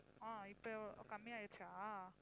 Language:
Tamil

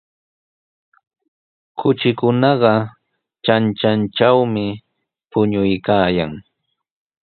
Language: Sihuas Ancash Quechua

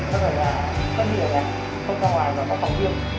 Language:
Vietnamese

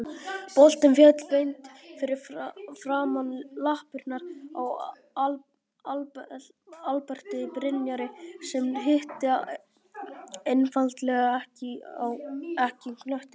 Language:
Icelandic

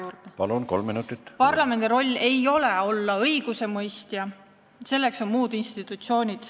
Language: Estonian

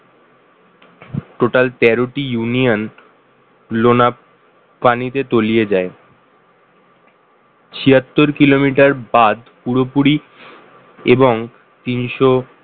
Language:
Bangla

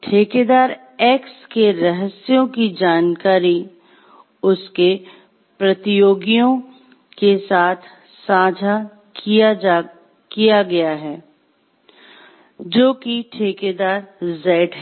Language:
Hindi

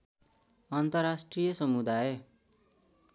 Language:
Nepali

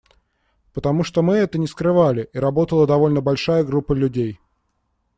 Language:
Russian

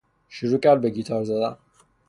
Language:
Persian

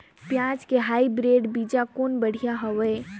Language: Chhattisgarhi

